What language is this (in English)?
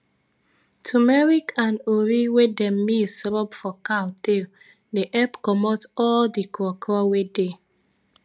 Nigerian Pidgin